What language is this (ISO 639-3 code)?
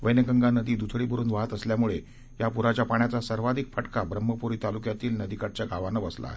mar